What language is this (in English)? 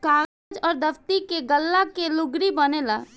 Bhojpuri